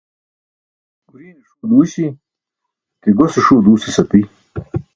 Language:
Burushaski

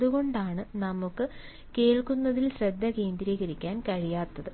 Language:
Malayalam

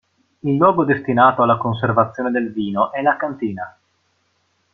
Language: Italian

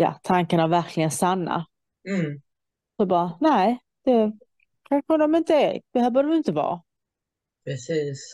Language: Swedish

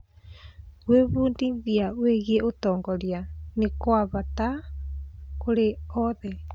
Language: Kikuyu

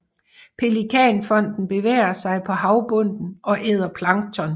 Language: Danish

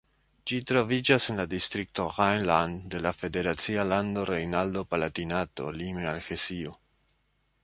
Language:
Esperanto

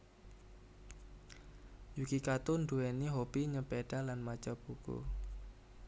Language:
Javanese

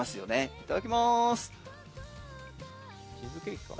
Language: Japanese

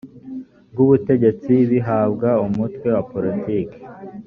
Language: Kinyarwanda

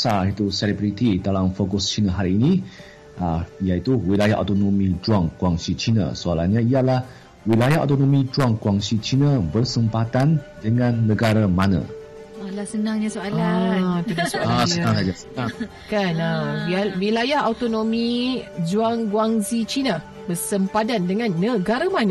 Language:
Malay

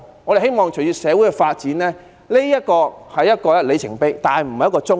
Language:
Cantonese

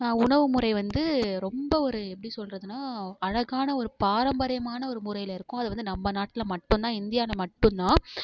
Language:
Tamil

